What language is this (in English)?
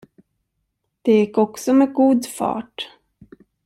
Swedish